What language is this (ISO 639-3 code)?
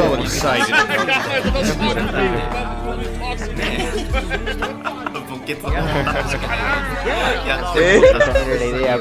ind